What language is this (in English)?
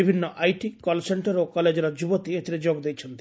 Odia